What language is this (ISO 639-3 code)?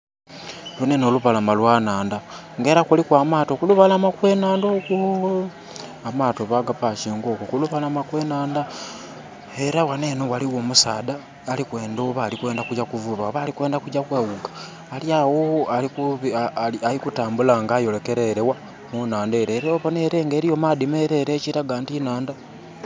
xog